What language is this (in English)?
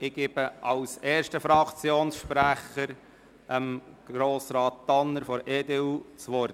Swiss German